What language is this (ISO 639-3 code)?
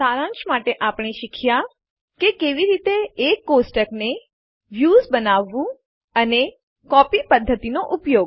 guj